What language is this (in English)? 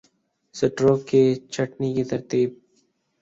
Urdu